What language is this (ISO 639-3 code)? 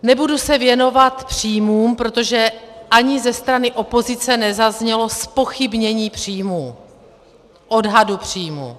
ces